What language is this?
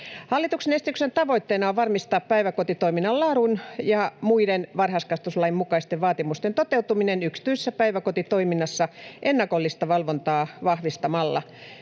Finnish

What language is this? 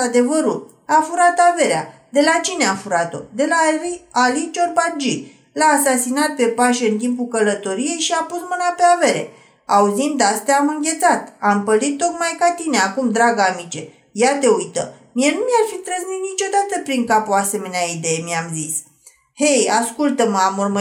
Romanian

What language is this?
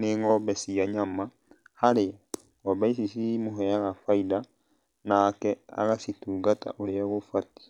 Kikuyu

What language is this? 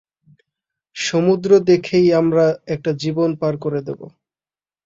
Bangla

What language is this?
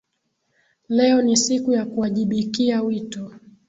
Swahili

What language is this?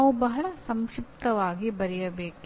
Kannada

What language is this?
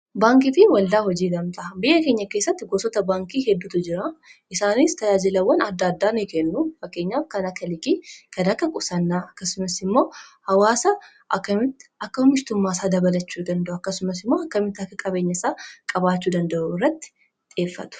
Oromo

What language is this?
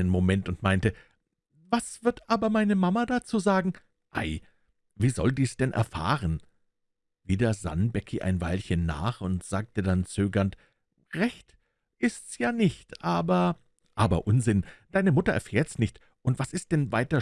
German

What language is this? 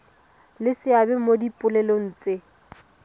Tswana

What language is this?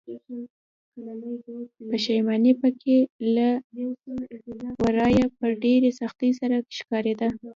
Pashto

